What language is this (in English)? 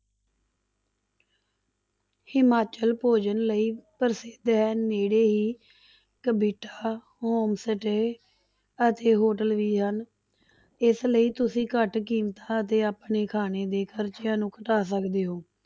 Punjabi